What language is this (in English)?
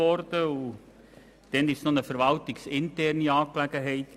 Swiss German